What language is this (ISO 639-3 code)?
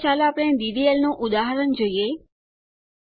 guj